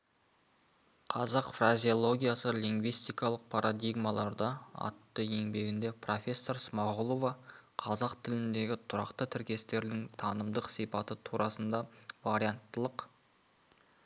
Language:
Kazakh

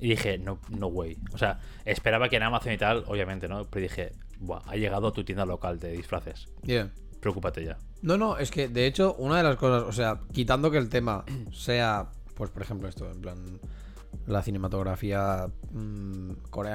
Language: Spanish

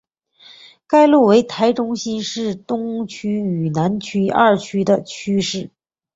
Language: Chinese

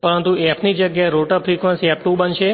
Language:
Gujarati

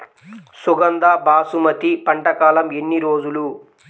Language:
Telugu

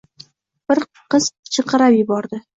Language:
Uzbek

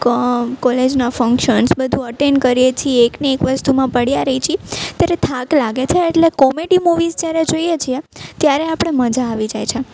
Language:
Gujarati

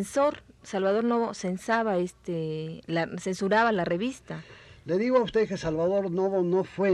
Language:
Spanish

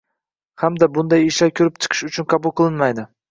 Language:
Uzbek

